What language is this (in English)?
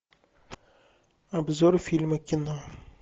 Russian